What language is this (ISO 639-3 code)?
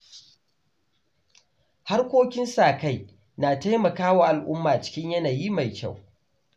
hau